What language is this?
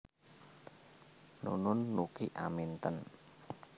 Javanese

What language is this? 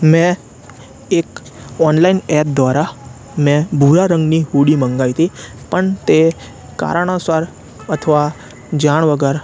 Gujarati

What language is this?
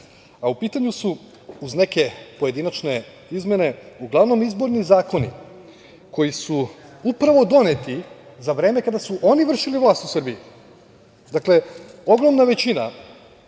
Serbian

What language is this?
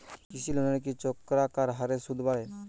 Bangla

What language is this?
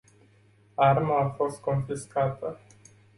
Romanian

